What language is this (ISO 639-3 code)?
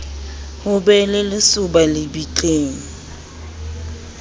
sot